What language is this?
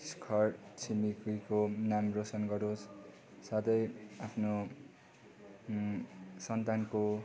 Nepali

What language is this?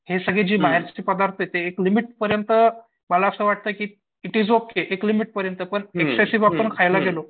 Marathi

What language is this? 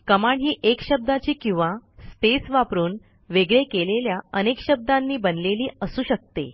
Marathi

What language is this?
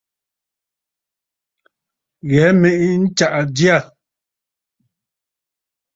Bafut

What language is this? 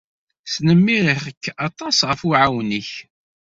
Kabyle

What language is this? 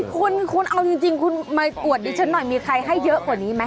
Thai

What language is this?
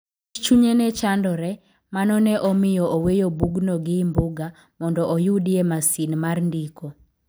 Luo (Kenya and Tanzania)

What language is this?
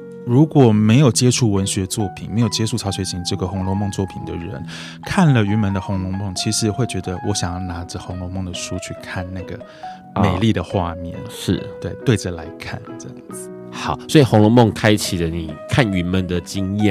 Chinese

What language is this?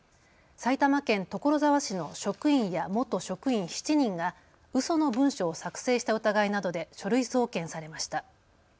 Japanese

